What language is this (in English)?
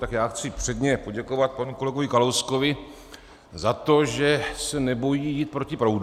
Czech